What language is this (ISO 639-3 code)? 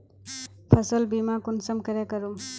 mag